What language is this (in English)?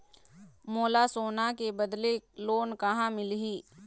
Chhattisgarhi